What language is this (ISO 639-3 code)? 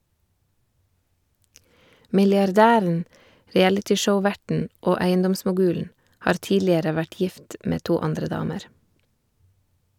nor